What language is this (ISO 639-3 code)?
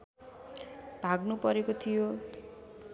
nep